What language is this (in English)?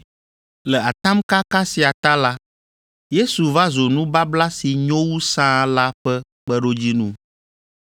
Ewe